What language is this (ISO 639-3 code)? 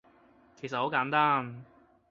yue